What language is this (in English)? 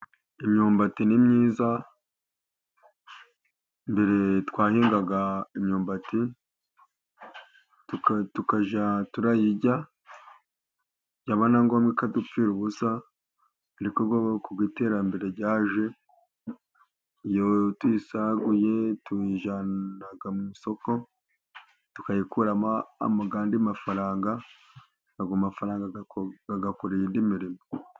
Kinyarwanda